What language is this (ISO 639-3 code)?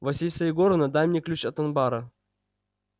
rus